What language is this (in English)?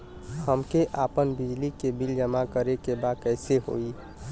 Bhojpuri